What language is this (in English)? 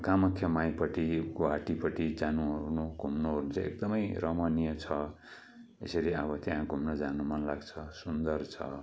Nepali